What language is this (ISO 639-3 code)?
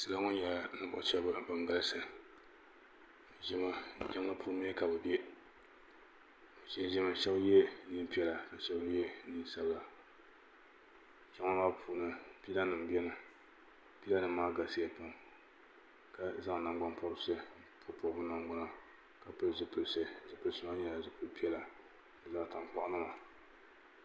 dag